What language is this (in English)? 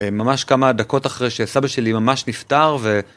Hebrew